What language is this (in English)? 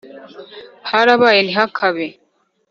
Kinyarwanda